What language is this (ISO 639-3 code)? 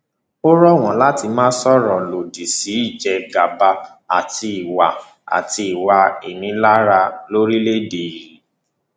yor